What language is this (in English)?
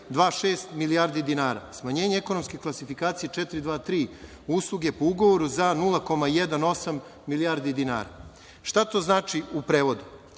Serbian